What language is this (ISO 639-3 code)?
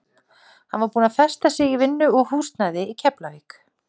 isl